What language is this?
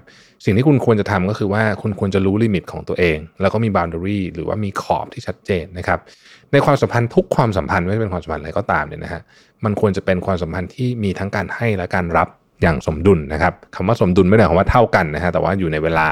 Thai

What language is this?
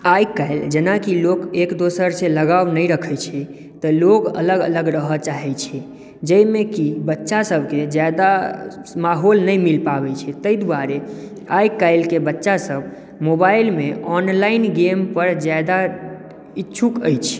Maithili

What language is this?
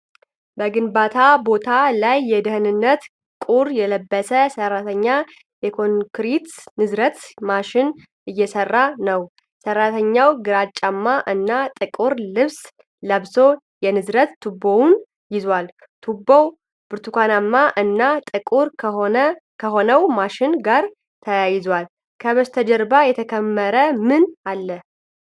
Amharic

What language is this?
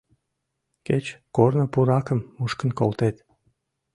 Mari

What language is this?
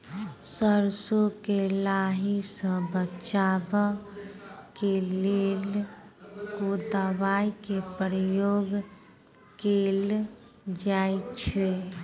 Maithili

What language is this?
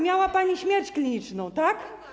Polish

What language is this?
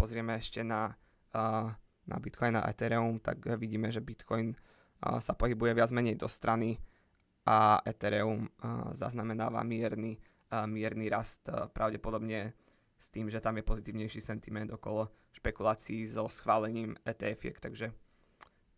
Slovak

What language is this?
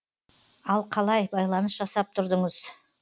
Kazakh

